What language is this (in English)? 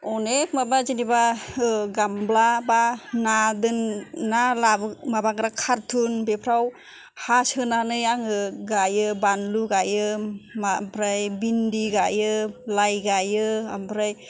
Bodo